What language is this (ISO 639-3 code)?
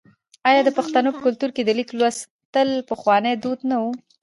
pus